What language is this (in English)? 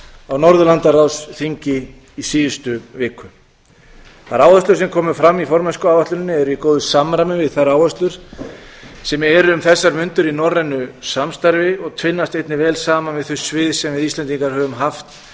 Icelandic